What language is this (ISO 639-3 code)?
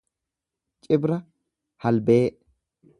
orm